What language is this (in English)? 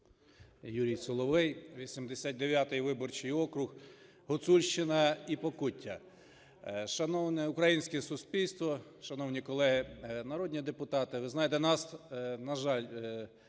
Ukrainian